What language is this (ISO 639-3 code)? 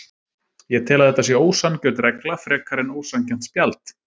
isl